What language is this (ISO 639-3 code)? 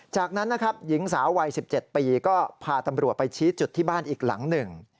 tha